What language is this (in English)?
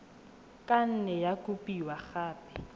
Tswana